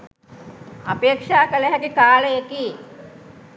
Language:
Sinhala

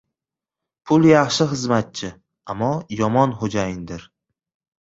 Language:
Uzbek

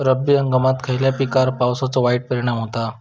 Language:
Marathi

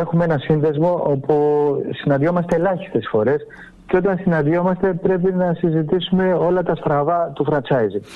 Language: Greek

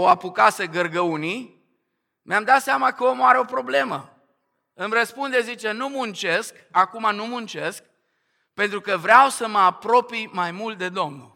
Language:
Romanian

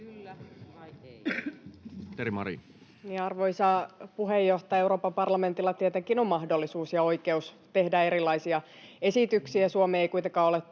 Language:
Finnish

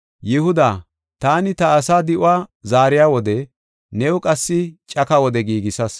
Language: Gofa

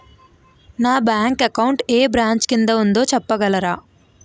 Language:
Telugu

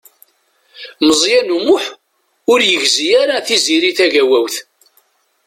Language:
Kabyle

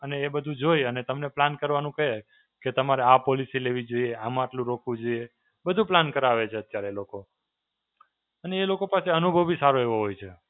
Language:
Gujarati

